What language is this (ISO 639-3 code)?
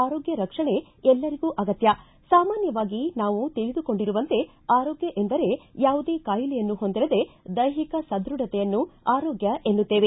kan